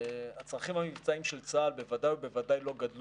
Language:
Hebrew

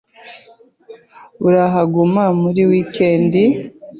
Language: Kinyarwanda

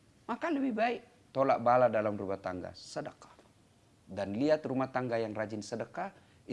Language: Indonesian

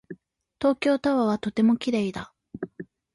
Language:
Japanese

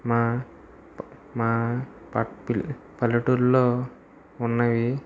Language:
Telugu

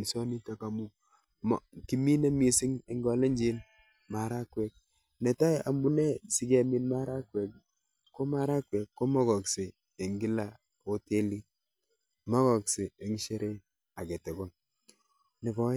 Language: Kalenjin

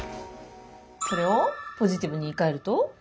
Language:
Japanese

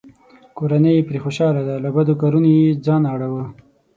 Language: Pashto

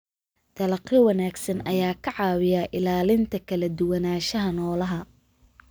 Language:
Somali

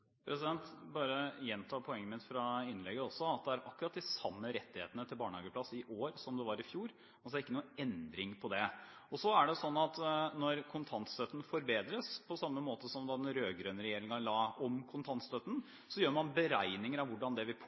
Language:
Norwegian Bokmål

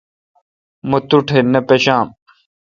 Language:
Kalkoti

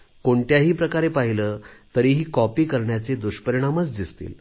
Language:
Marathi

